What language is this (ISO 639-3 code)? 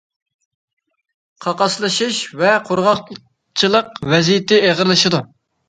uig